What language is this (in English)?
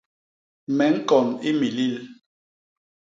Basaa